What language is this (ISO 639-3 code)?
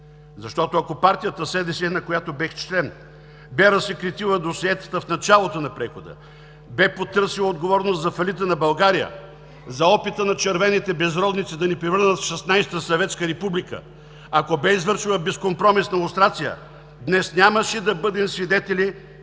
bul